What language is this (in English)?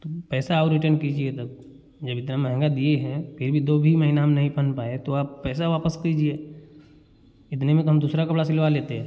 Hindi